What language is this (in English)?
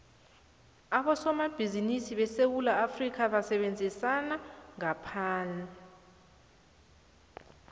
South Ndebele